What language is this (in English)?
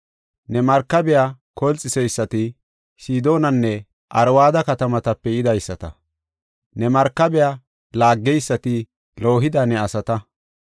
Gofa